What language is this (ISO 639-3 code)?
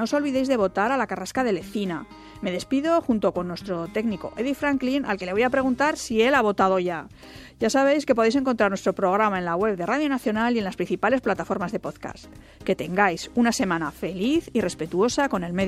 spa